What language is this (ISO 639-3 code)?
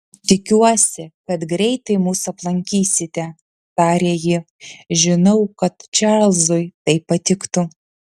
lit